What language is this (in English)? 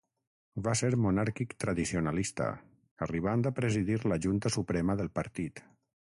Catalan